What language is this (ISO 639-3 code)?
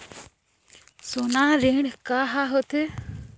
hne